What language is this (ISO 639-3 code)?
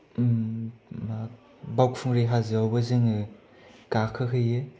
brx